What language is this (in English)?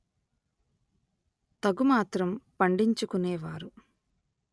Telugu